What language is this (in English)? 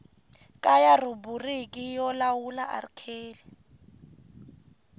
Tsonga